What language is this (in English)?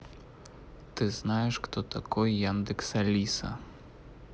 Russian